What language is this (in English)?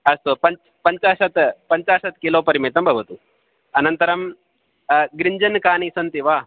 Sanskrit